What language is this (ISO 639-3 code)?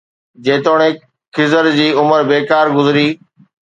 snd